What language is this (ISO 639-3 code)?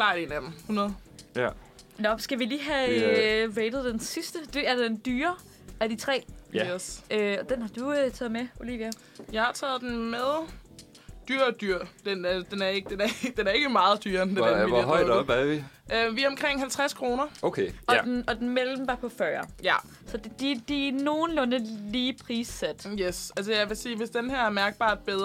dan